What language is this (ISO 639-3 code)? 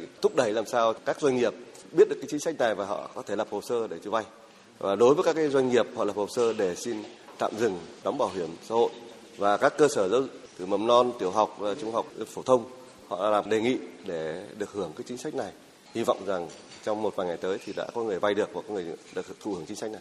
vie